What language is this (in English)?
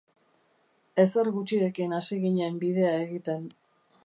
Basque